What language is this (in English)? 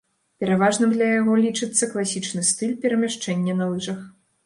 Belarusian